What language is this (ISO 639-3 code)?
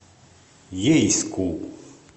rus